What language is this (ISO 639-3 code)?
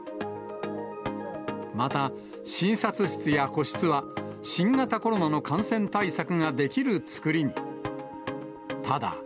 jpn